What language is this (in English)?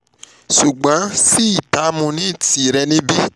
Yoruba